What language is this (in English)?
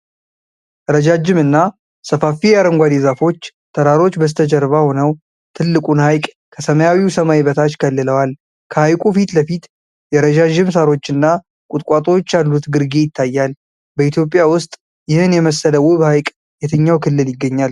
Amharic